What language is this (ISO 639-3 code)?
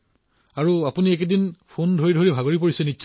asm